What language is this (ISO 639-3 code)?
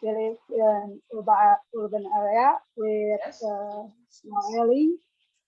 ind